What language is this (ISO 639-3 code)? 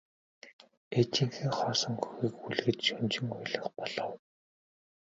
mon